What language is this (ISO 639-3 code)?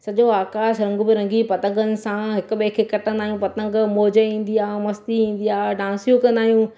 snd